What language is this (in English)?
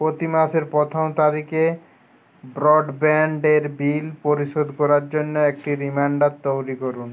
Bangla